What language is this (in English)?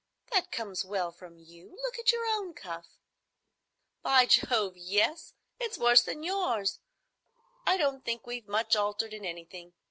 English